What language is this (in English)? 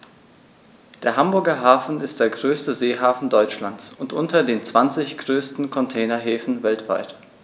German